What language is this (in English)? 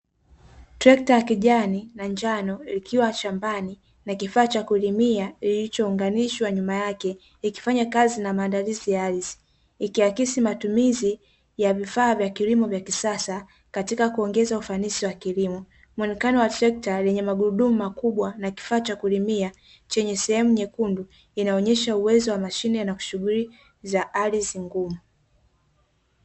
Swahili